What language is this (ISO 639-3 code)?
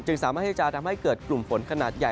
tha